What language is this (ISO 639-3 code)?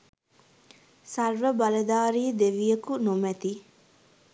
sin